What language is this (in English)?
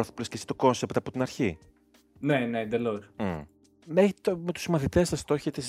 Greek